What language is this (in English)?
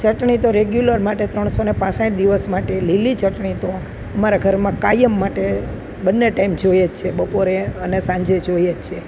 Gujarati